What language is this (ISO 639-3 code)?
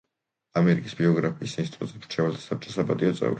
kat